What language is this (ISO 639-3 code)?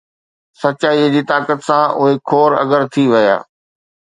snd